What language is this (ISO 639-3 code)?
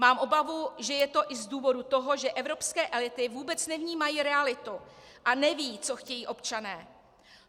ces